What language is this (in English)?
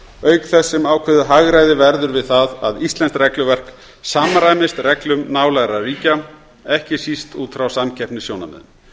Icelandic